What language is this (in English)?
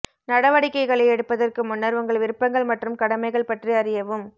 Tamil